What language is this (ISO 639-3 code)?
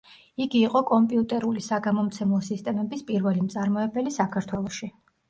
kat